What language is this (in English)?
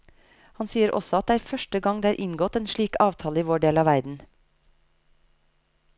Norwegian